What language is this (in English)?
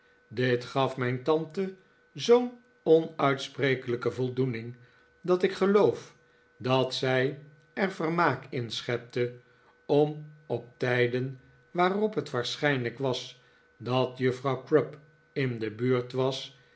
Dutch